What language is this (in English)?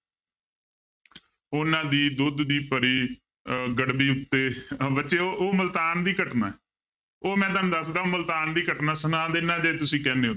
Punjabi